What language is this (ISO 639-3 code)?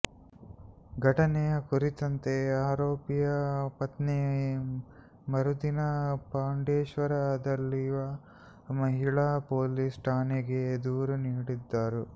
kan